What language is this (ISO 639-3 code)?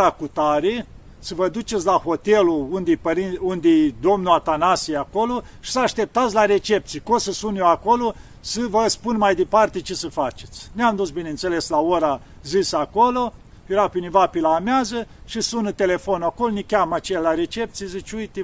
ron